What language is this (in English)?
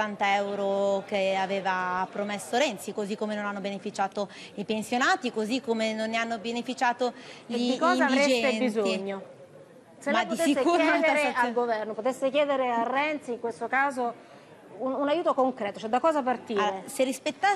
Italian